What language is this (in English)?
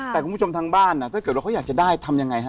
Thai